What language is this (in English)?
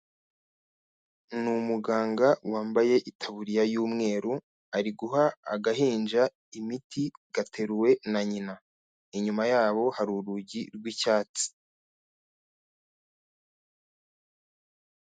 Kinyarwanda